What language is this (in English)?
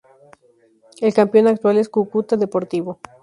Spanish